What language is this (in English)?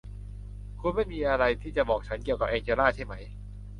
Thai